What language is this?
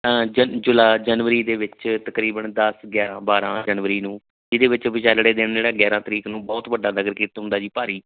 Punjabi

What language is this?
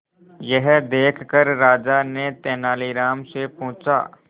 Hindi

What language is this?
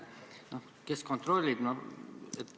Estonian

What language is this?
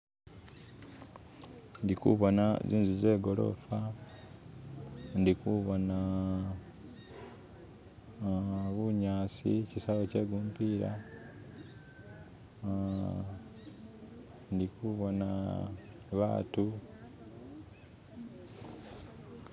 Masaaba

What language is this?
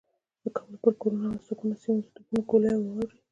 Pashto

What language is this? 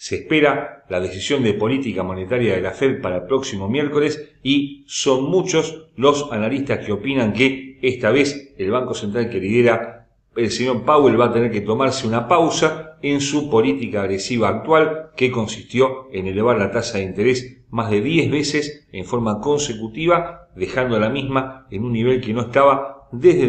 Spanish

